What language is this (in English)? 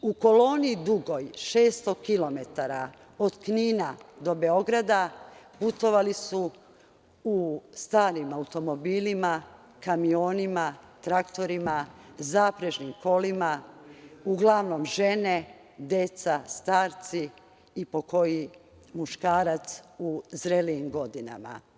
Serbian